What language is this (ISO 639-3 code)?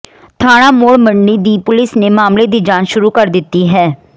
pan